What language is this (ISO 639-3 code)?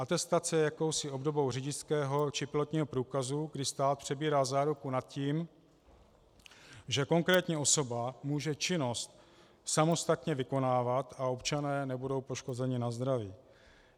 ces